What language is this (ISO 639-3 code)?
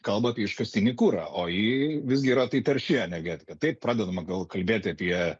lit